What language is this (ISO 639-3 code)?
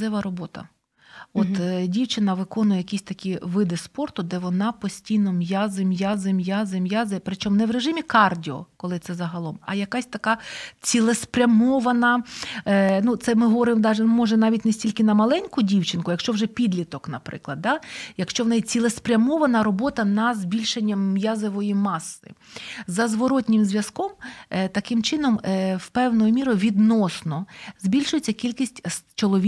ukr